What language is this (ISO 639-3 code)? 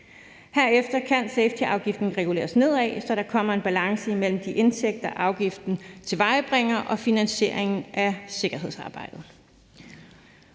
dan